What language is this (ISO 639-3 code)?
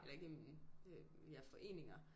dan